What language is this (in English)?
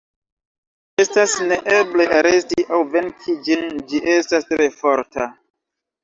Esperanto